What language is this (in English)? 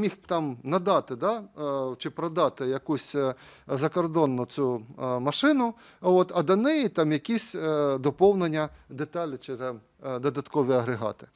Ukrainian